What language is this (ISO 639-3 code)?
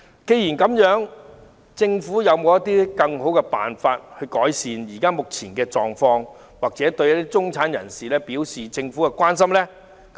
yue